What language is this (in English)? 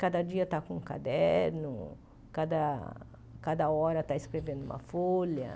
Portuguese